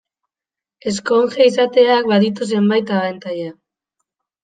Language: Basque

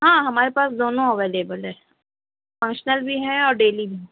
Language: Urdu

